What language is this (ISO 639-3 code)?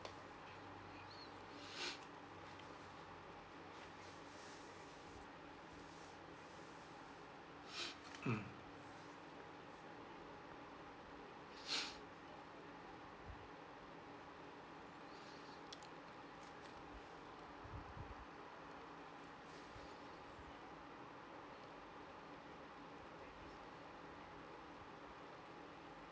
eng